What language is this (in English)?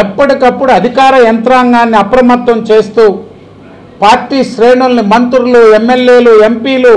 Telugu